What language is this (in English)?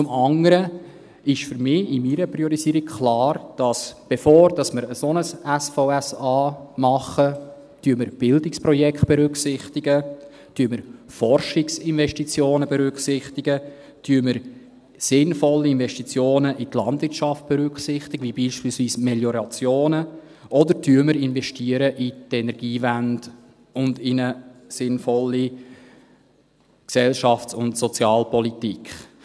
Swiss German